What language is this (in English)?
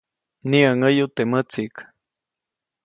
Copainalá Zoque